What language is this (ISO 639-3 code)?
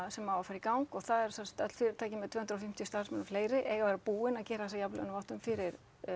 isl